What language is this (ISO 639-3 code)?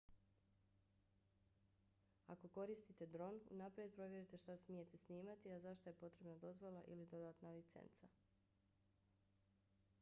bos